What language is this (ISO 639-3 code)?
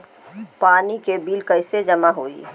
bho